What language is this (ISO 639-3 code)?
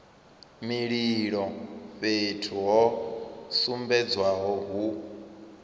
ven